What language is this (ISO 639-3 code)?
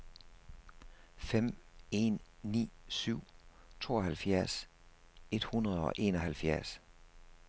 dan